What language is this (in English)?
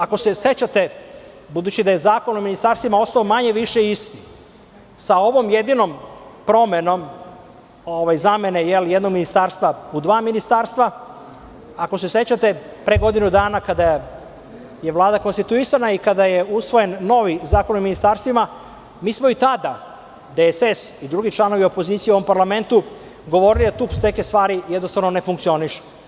Serbian